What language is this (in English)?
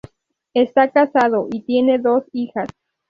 Spanish